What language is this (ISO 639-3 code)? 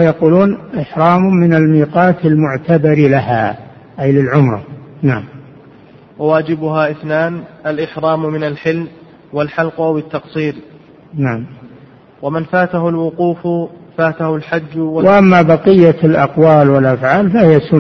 ara